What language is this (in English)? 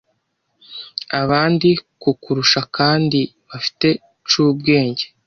Kinyarwanda